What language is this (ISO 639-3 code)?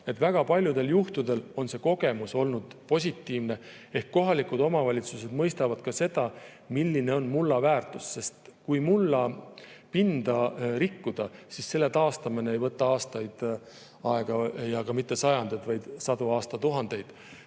est